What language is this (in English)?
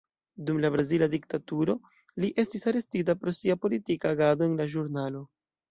Esperanto